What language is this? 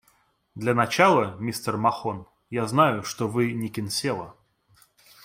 Russian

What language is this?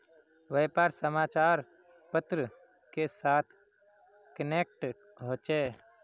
Magahi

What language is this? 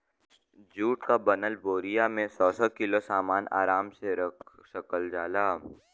Bhojpuri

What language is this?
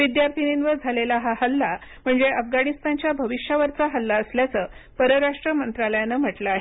Marathi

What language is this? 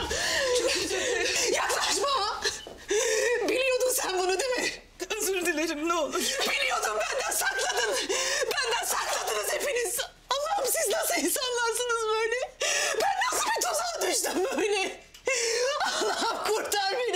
Turkish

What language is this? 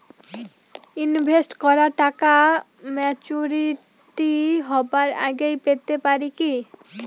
Bangla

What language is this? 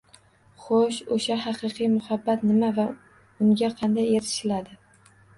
Uzbek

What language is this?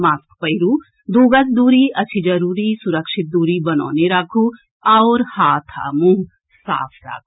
Maithili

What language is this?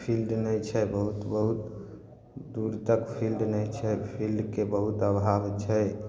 Maithili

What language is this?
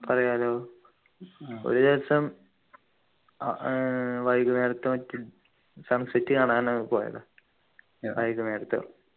Malayalam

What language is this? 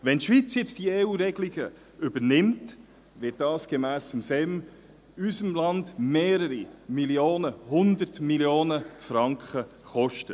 Swiss German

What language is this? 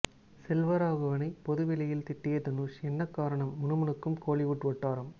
Tamil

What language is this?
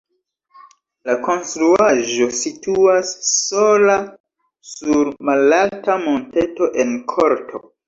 Esperanto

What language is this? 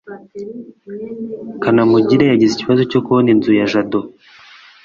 Kinyarwanda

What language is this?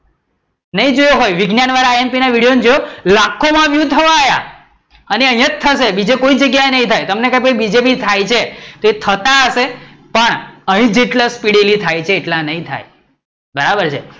Gujarati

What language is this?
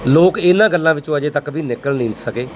Punjabi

